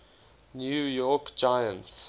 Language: English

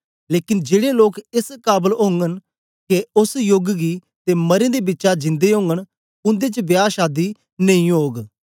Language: Dogri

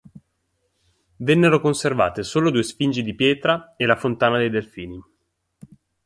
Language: Italian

